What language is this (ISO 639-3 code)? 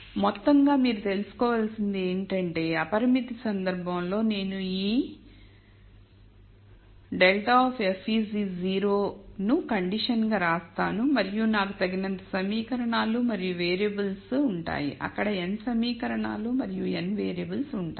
tel